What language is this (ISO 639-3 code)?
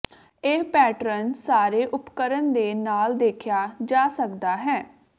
pan